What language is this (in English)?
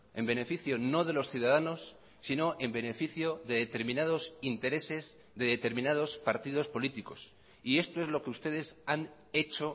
Spanish